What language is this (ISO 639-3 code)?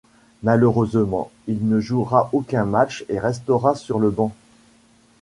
fra